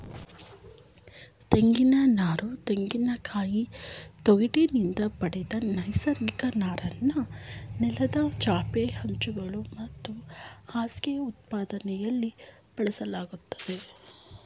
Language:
Kannada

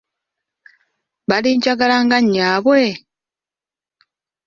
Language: Ganda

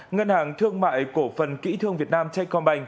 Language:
Vietnamese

